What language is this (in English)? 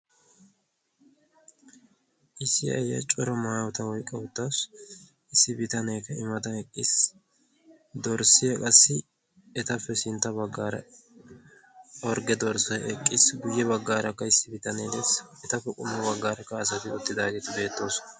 Wolaytta